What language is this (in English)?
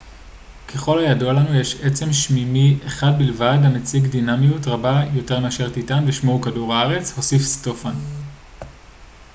Hebrew